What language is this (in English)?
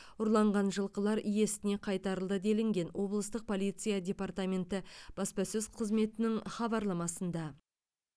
Kazakh